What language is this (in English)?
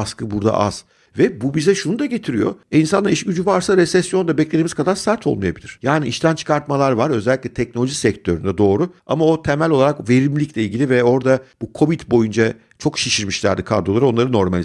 Turkish